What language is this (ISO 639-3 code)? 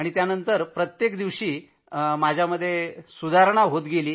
mar